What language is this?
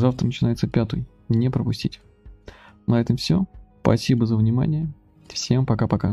Russian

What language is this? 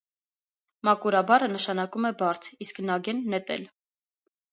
Armenian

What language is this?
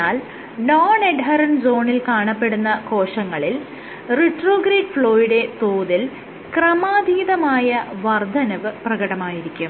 Malayalam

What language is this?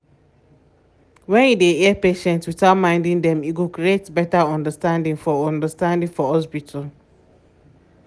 Nigerian Pidgin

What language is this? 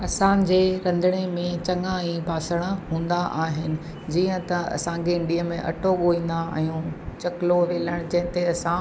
Sindhi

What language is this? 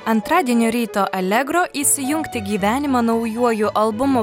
Lithuanian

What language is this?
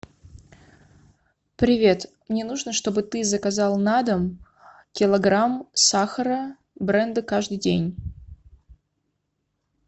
Russian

